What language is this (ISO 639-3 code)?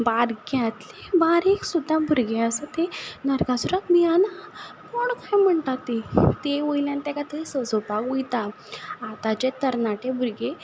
kok